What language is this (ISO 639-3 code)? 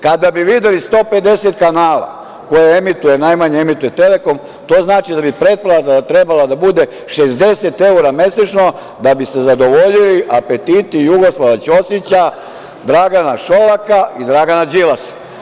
srp